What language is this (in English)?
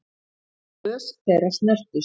Icelandic